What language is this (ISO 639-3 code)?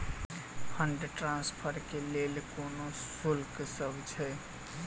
mai